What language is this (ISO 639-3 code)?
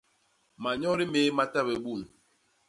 bas